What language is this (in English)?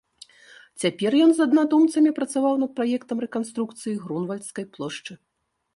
Belarusian